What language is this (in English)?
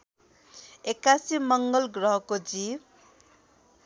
Nepali